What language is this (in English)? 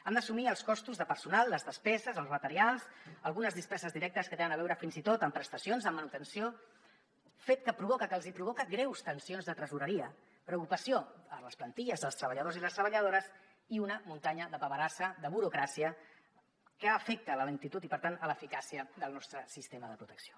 Catalan